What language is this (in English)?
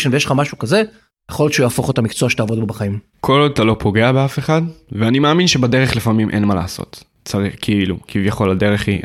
Hebrew